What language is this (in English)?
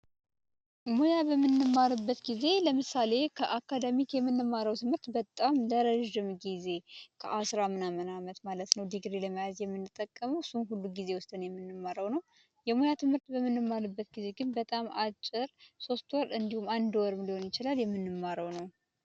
Amharic